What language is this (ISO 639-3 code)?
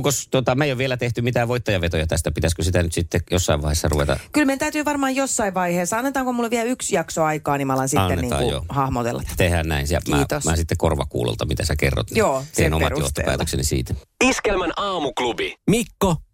fin